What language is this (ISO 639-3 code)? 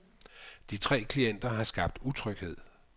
dan